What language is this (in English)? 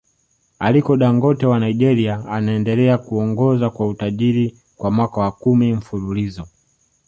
Swahili